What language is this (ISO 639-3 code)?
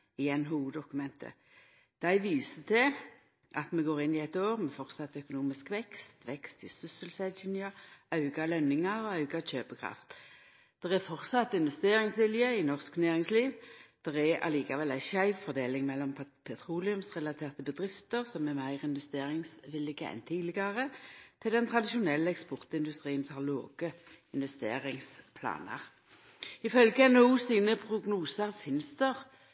nno